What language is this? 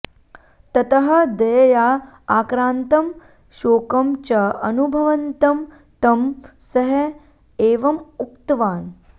Sanskrit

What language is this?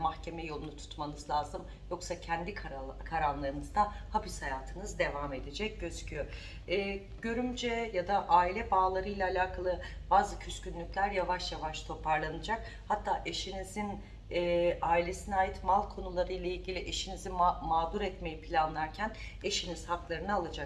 Turkish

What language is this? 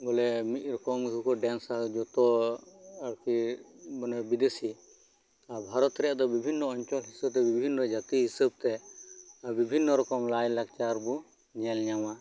Santali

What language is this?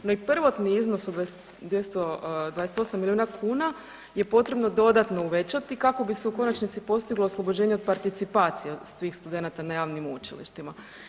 Croatian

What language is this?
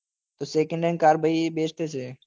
Gujarati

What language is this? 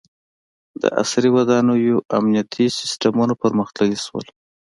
Pashto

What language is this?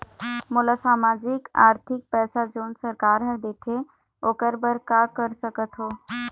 Chhattisgarhi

